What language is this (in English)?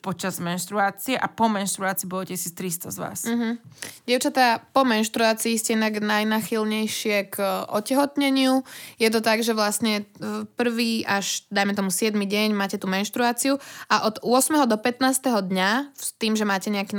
Slovak